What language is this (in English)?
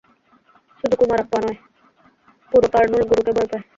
Bangla